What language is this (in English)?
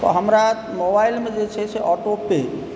Maithili